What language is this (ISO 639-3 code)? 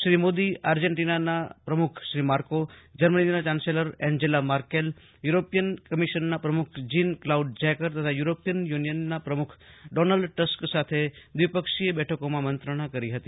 guj